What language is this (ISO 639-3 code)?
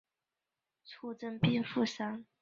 zho